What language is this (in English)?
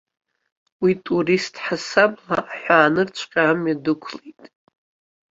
Abkhazian